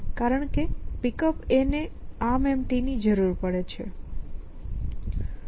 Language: Gujarati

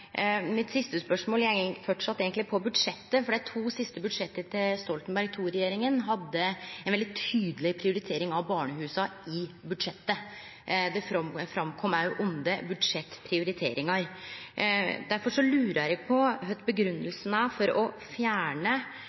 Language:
Norwegian Nynorsk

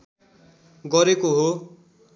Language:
Nepali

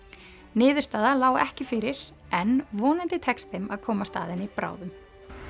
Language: Icelandic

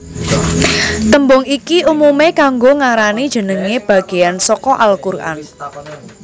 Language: Javanese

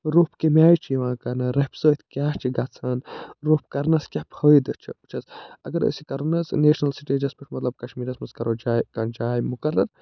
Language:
Kashmiri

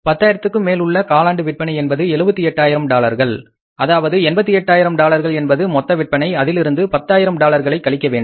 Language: Tamil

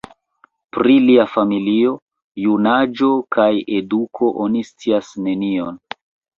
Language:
Esperanto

